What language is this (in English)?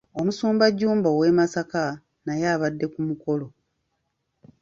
Ganda